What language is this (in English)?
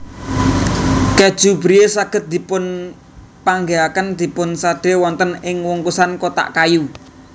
Javanese